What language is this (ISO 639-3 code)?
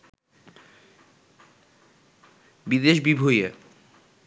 ben